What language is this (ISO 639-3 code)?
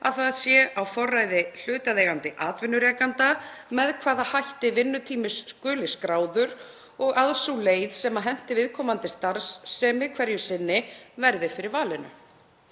isl